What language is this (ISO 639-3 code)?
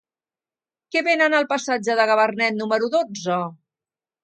cat